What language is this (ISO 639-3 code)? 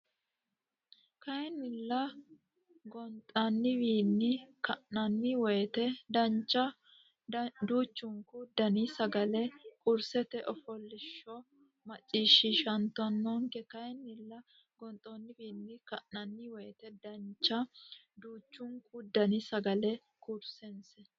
sid